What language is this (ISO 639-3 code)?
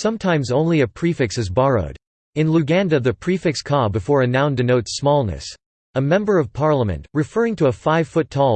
eng